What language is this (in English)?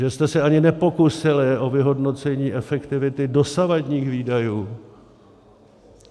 Czech